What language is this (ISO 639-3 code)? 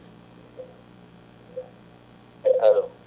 ful